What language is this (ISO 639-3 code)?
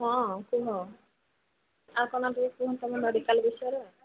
ori